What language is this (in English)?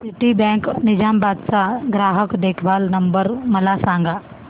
Marathi